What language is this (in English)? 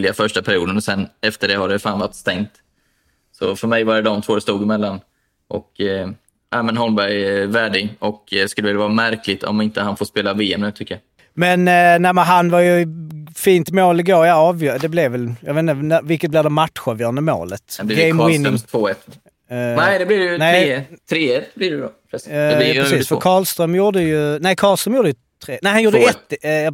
Swedish